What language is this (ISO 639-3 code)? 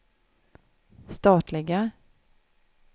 swe